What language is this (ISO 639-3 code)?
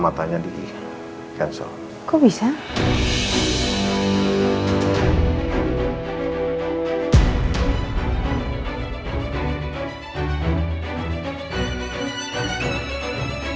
ind